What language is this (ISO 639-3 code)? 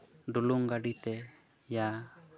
sat